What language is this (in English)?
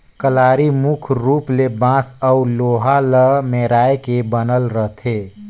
Chhattisgarhi